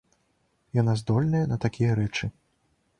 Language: Belarusian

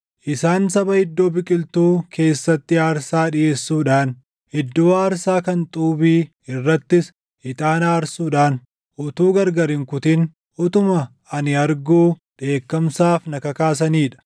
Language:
Oromo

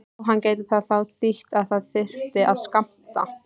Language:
Icelandic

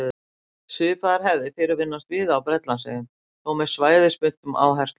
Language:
Icelandic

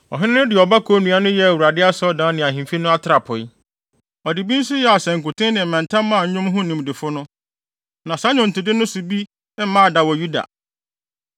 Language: Akan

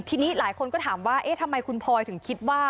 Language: Thai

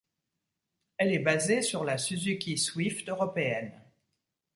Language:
French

